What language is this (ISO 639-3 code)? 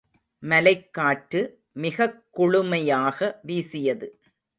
tam